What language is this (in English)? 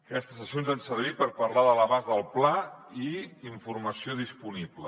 Catalan